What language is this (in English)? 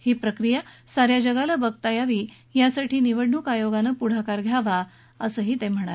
Marathi